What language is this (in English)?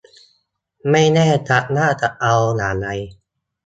Thai